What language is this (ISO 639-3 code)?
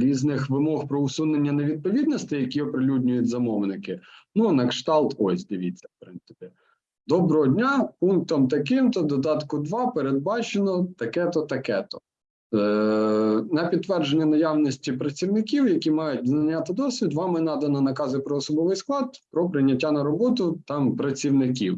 ukr